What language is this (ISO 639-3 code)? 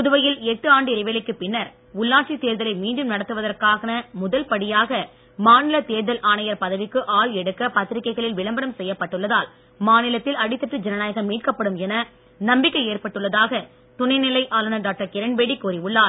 tam